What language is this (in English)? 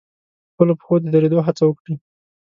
Pashto